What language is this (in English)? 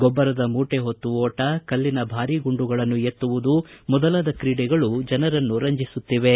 Kannada